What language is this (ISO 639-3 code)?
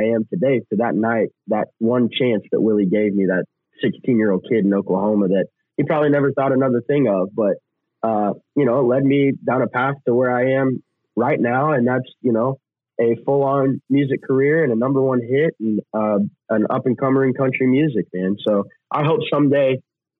eng